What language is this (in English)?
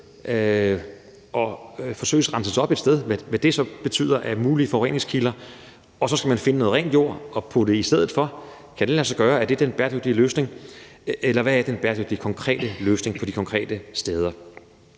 Danish